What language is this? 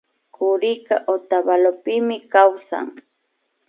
Imbabura Highland Quichua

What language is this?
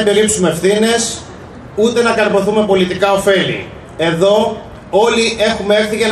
Greek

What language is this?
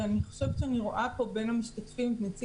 Hebrew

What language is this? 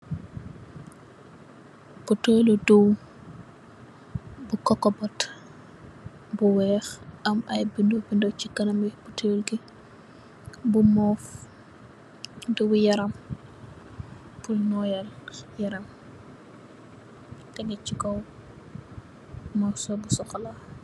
Wolof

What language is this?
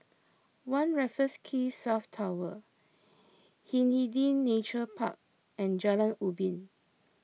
English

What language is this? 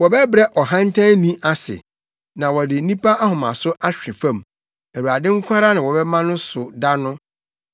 Akan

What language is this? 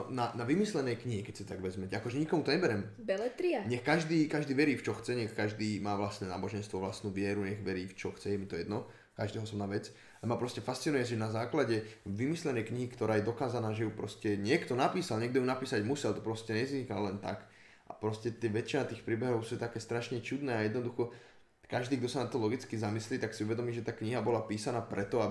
Slovak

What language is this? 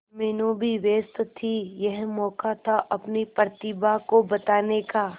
Hindi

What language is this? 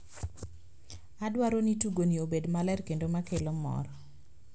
Luo (Kenya and Tanzania)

